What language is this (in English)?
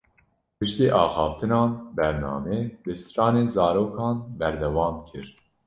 Kurdish